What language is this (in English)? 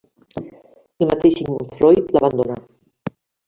Catalan